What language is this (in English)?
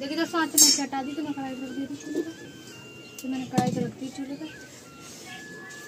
Hindi